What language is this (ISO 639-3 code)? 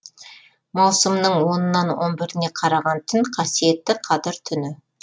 kaz